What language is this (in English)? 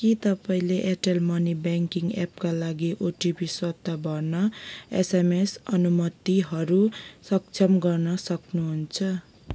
Nepali